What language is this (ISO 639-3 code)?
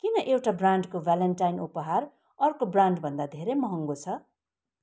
nep